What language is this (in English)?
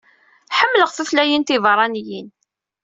Kabyle